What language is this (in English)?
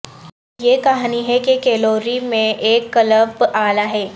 Urdu